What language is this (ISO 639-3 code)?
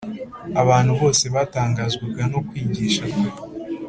kin